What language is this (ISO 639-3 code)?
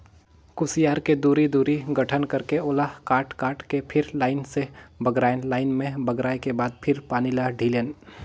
hne